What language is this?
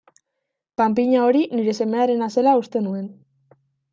Basque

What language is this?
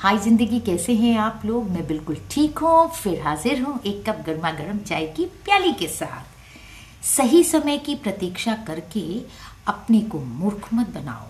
Hindi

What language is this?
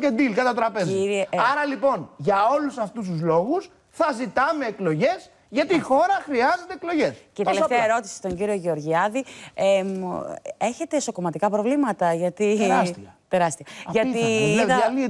Greek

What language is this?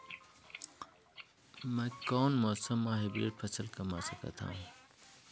Chhattisgarhi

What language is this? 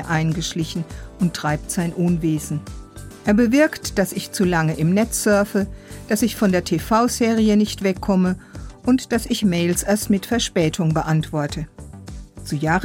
German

